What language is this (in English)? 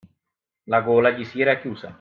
Italian